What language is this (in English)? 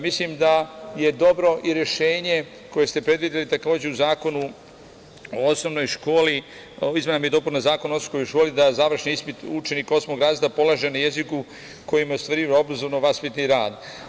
Serbian